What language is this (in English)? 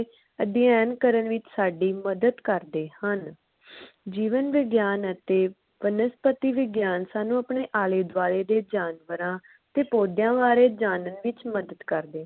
Punjabi